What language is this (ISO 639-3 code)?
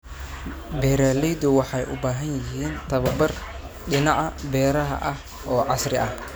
som